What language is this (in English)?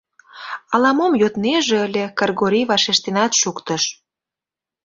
Mari